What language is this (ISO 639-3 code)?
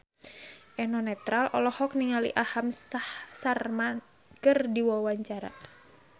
sun